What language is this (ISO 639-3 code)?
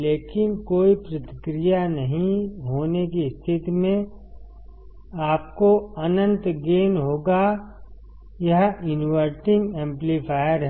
hin